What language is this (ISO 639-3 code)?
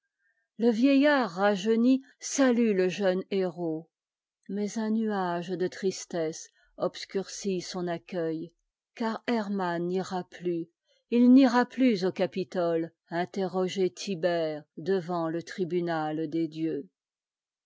fra